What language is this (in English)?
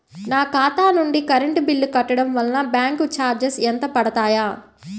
Telugu